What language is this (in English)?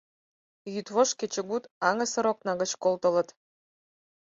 Mari